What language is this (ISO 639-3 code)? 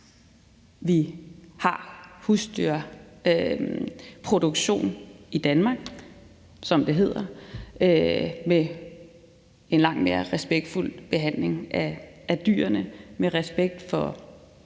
dan